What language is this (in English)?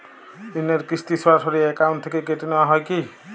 Bangla